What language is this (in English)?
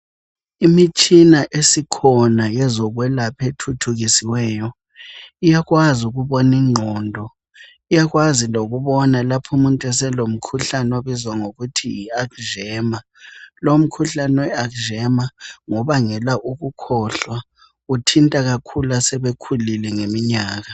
North Ndebele